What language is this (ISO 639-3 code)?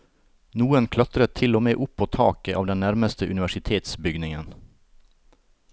nor